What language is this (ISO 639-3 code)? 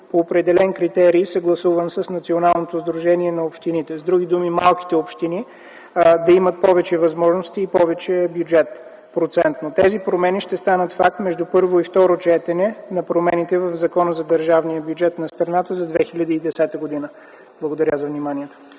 bul